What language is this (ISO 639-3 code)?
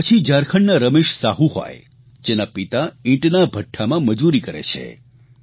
guj